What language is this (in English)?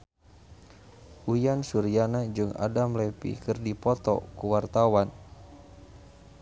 Sundanese